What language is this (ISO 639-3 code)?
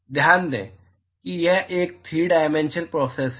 hin